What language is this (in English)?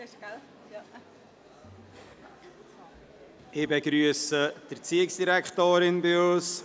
Swiss German